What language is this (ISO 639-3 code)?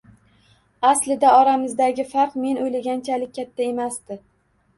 uzb